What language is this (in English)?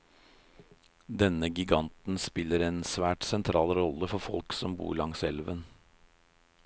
Norwegian